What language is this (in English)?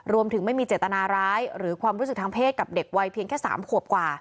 Thai